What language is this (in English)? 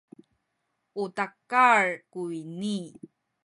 Sakizaya